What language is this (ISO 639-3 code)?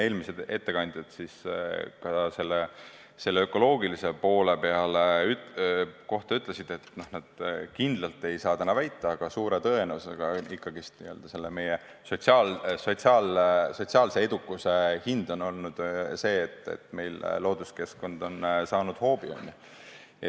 est